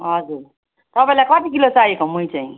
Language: Nepali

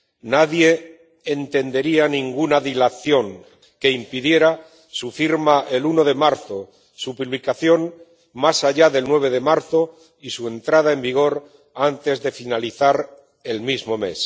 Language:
Spanish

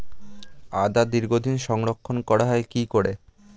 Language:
Bangla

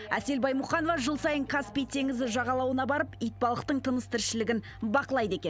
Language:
Kazakh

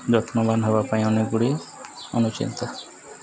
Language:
Odia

